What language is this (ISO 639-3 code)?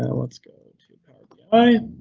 eng